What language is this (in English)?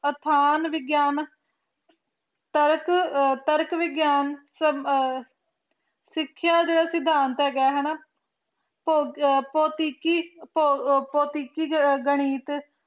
Punjabi